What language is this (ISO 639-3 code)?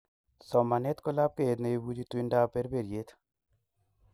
kln